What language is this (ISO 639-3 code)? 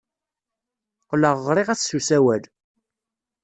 kab